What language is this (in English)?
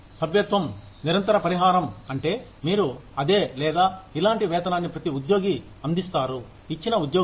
Telugu